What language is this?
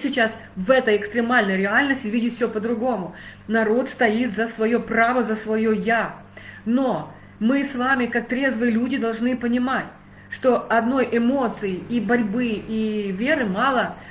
Russian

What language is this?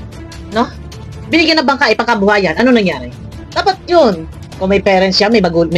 Filipino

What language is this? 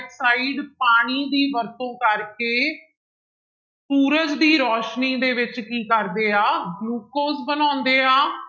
Punjabi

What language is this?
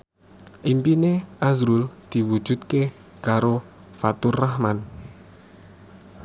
Javanese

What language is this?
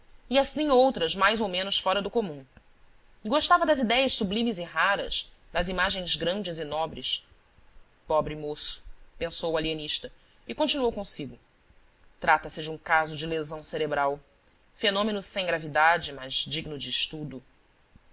Portuguese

